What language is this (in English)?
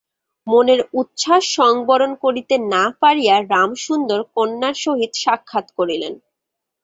Bangla